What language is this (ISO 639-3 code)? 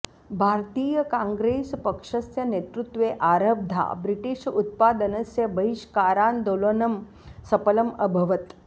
san